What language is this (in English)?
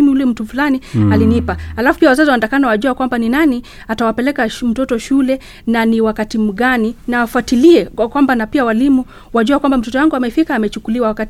Swahili